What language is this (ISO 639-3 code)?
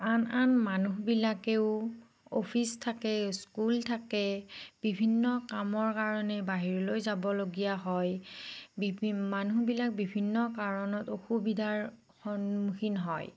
asm